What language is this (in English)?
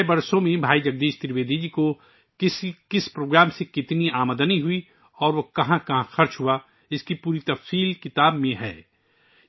Urdu